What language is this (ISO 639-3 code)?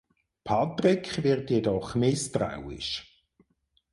deu